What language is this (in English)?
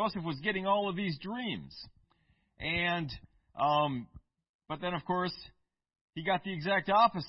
English